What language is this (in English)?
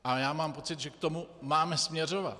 Czech